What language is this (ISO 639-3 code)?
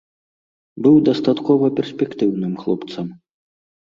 bel